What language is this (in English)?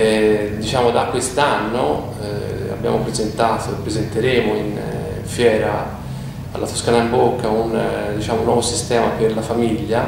Italian